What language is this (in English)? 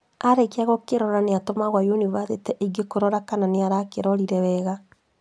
Kikuyu